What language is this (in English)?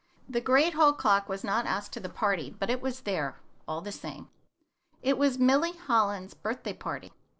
English